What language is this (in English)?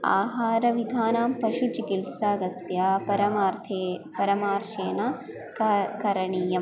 Sanskrit